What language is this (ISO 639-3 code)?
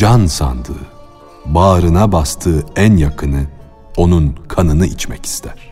tur